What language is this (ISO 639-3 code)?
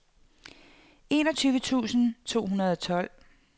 dan